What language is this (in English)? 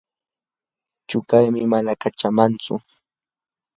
Yanahuanca Pasco Quechua